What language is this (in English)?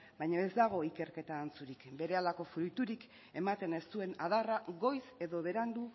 Basque